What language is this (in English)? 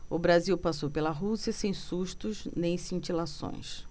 Portuguese